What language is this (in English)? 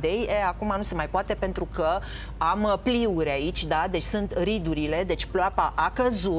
Romanian